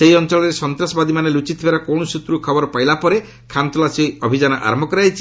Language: Odia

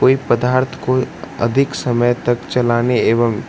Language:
Maithili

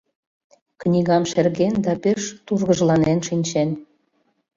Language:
Mari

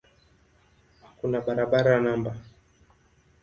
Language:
Swahili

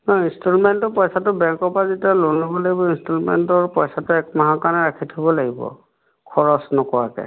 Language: Assamese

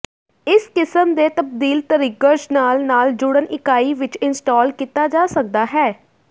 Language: Punjabi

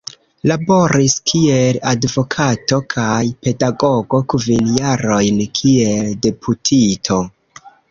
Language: Esperanto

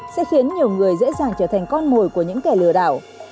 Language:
Vietnamese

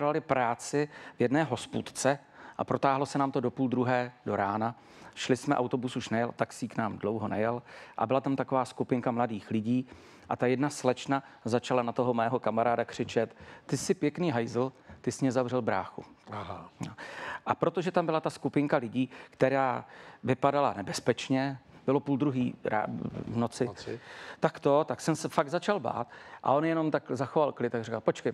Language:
Czech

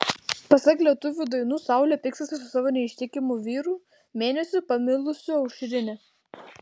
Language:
Lithuanian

